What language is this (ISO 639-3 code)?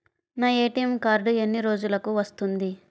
tel